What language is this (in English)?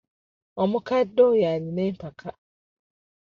Ganda